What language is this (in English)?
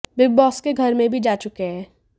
Hindi